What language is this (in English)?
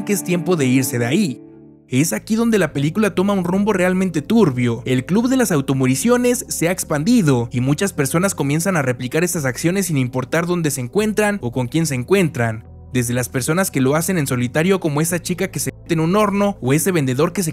Spanish